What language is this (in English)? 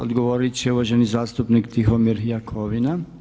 Croatian